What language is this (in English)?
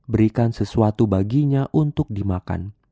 Indonesian